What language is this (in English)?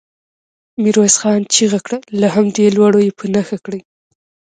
Pashto